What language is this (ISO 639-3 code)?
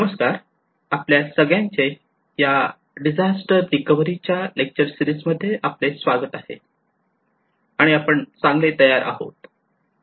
mar